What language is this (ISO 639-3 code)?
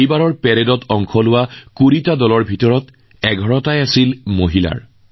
asm